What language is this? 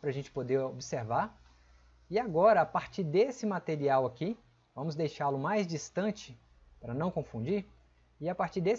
Portuguese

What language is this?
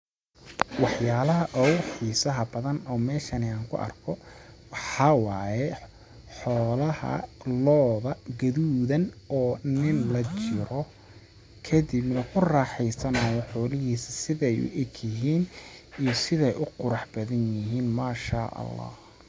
Somali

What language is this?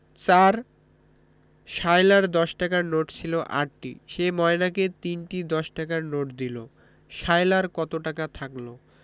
Bangla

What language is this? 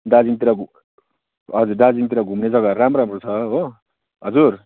Nepali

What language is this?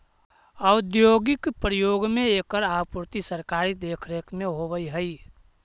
Magahi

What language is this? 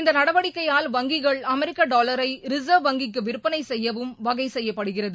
Tamil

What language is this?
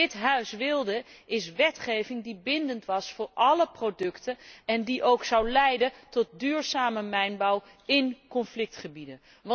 Dutch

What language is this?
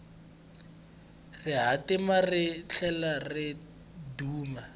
Tsonga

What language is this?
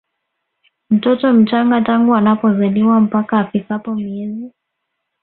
Swahili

